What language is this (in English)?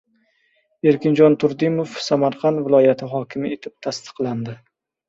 Uzbek